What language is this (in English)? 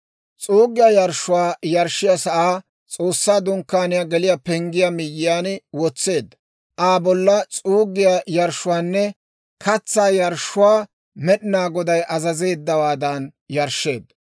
Dawro